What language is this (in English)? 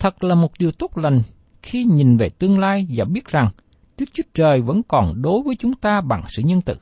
Vietnamese